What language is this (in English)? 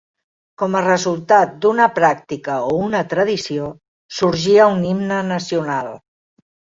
Catalan